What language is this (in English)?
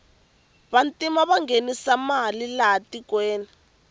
Tsonga